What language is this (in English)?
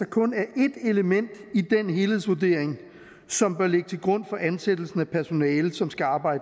Danish